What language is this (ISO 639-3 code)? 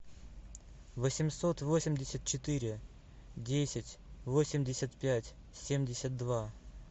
rus